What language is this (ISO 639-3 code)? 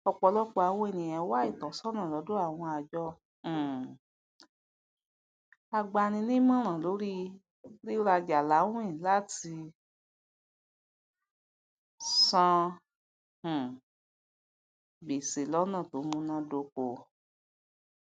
yor